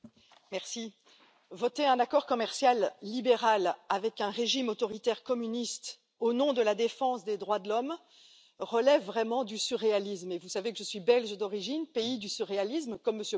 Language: French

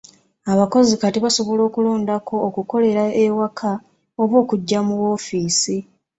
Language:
Ganda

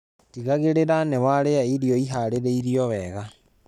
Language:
Kikuyu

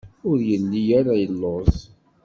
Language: Kabyle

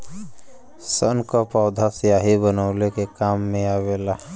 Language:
Bhojpuri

